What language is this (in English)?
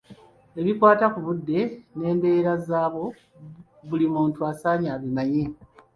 Ganda